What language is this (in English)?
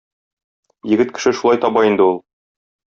Tatar